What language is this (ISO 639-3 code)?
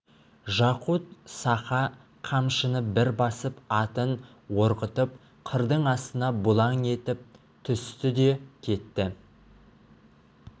kaz